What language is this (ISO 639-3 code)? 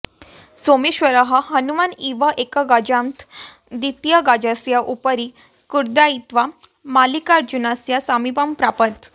san